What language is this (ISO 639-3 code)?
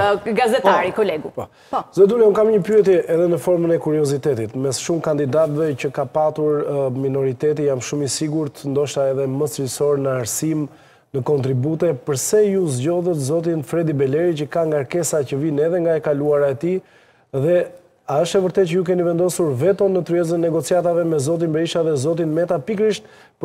ron